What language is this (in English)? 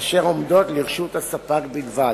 Hebrew